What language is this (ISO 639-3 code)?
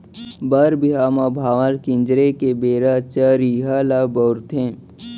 hne